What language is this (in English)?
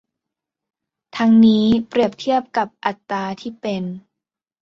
Thai